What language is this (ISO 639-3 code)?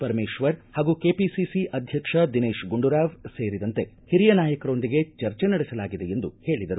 kan